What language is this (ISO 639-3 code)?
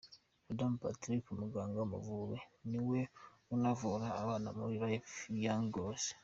kin